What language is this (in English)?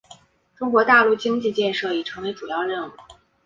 Chinese